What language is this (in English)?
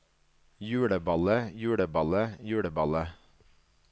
Norwegian